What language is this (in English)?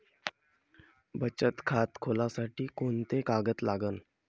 Marathi